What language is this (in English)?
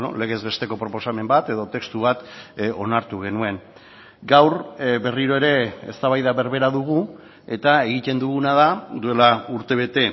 Basque